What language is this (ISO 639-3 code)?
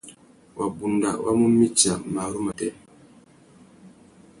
bag